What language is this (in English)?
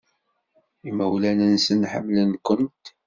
Kabyle